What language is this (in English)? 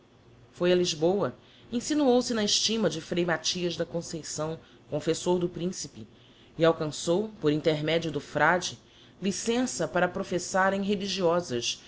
Portuguese